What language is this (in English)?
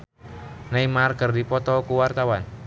Sundanese